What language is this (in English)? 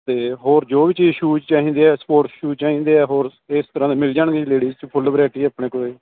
Punjabi